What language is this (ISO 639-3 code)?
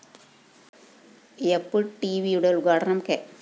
mal